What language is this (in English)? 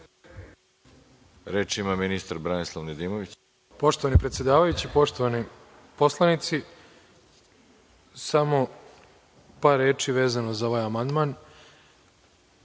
Serbian